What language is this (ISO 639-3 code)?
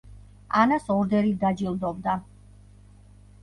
kat